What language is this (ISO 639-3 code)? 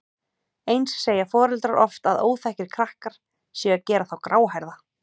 isl